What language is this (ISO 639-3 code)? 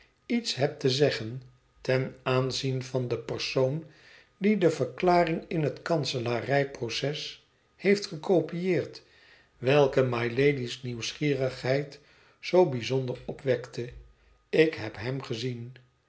nld